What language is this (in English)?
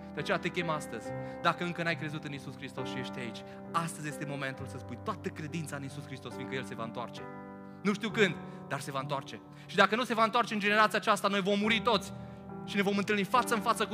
Romanian